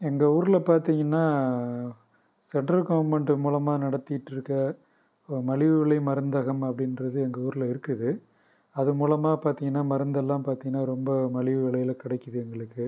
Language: Tamil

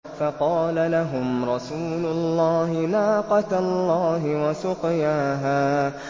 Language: Arabic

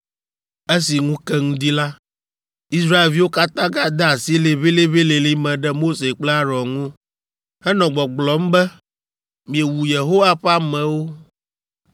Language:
Ewe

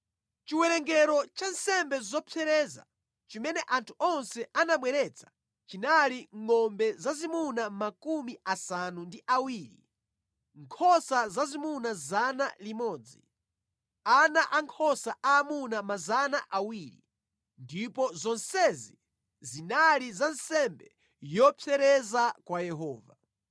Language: Nyanja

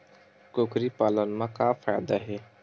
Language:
Chhattisgarhi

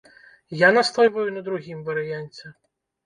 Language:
Belarusian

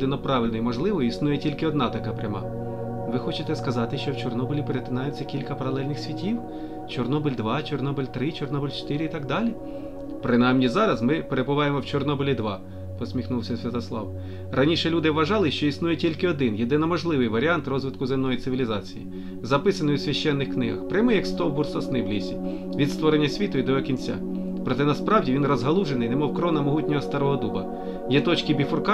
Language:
Ukrainian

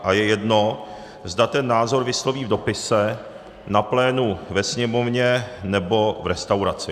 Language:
Czech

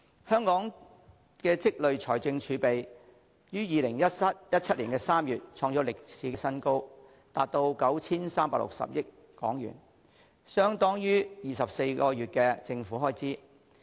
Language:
Cantonese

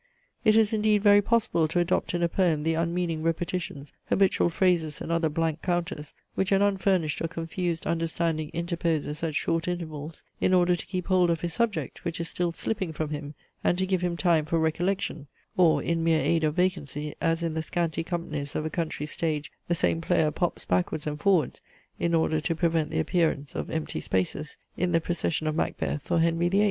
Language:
English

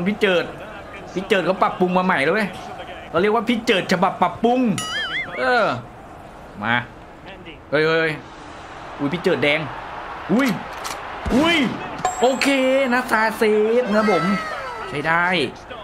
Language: Thai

